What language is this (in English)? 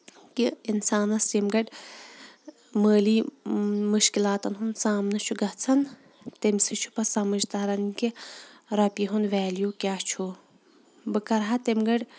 Kashmiri